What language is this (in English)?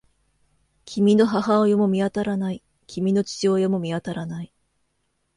Japanese